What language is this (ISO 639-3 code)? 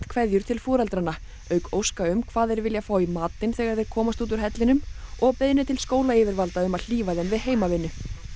isl